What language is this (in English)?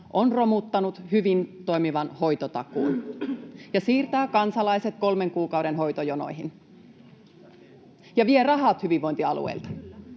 Finnish